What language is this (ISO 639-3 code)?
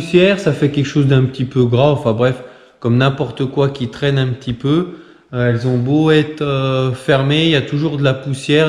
fra